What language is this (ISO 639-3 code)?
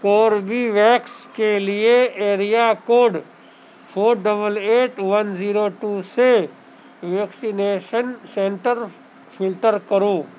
urd